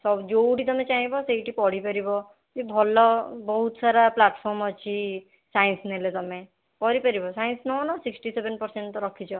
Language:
Odia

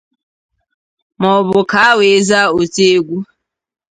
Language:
Igbo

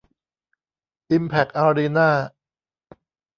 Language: Thai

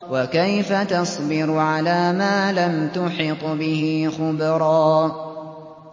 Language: Arabic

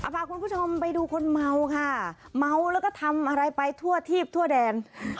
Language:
Thai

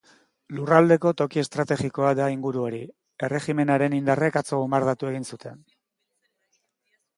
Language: Basque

